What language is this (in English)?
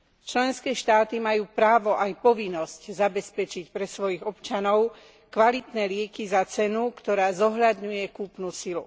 Slovak